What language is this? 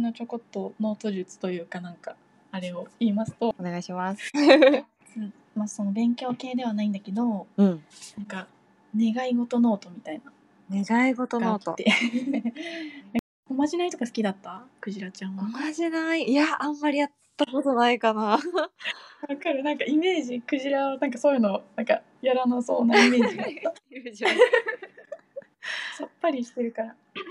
Japanese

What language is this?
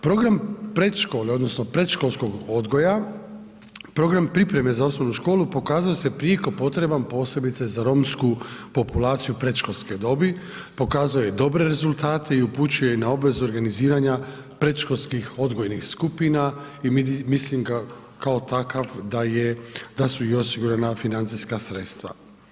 Croatian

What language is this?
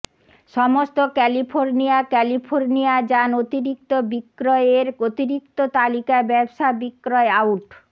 Bangla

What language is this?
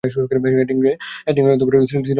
Bangla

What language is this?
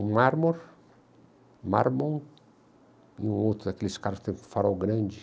Portuguese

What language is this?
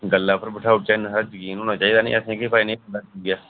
Dogri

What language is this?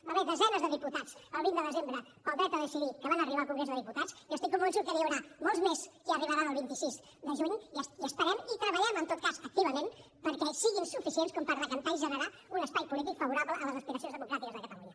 Catalan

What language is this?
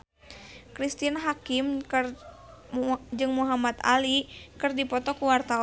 Sundanese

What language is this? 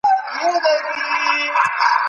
Pashto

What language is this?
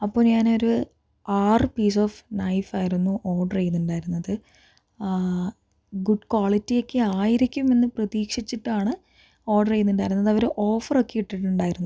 Malayalam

